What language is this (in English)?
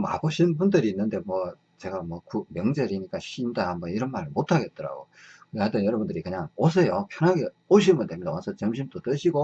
Korean